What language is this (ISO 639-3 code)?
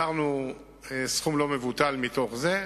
heb